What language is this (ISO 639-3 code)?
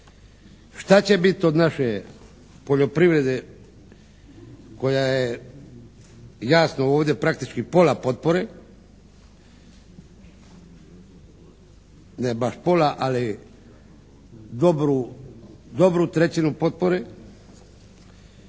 hrv